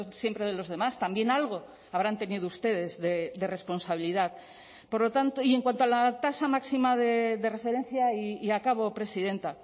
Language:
Spanish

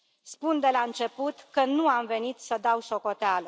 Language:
Romanian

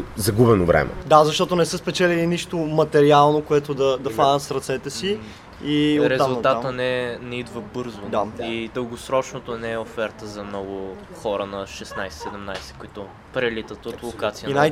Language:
Bulgarian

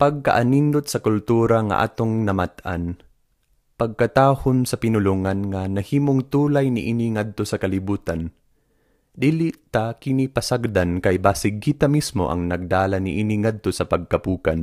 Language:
Filipino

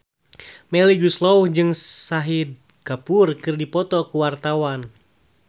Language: Sundanese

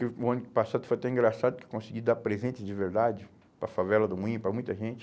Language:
Portuguese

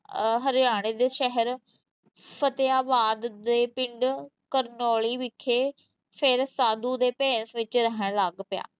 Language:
Punjabi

